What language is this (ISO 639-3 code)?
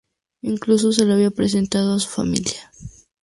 spa